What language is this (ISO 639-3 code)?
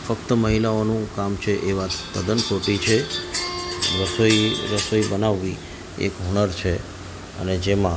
guj